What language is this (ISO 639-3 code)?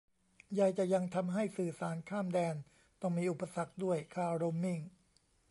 tha